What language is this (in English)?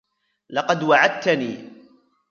Arabic